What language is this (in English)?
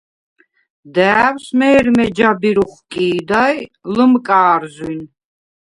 Svan